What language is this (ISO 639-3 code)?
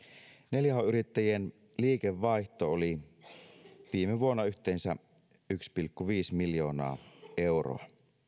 fin